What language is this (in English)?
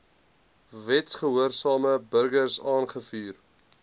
Afrikaans